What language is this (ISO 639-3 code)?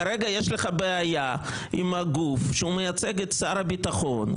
heb